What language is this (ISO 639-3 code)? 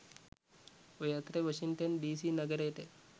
sin